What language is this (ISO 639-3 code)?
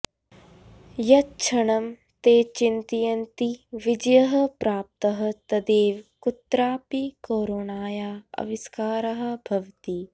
san